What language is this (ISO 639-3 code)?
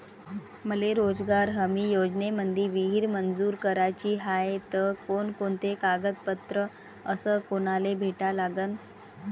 mar